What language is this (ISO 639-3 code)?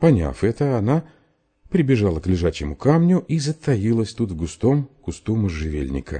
rus